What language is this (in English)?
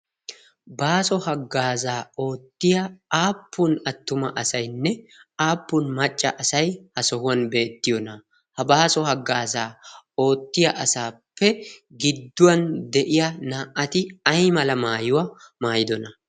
Wolaytta